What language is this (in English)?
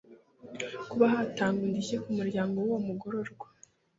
Kinyarwanda